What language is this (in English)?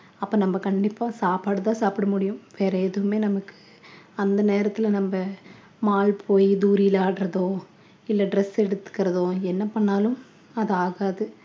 Tamil